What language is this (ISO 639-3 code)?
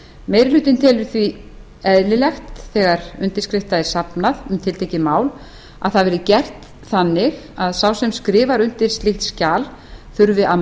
isl